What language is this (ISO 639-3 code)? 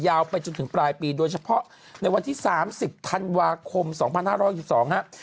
tha